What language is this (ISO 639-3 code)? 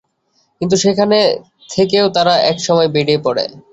ben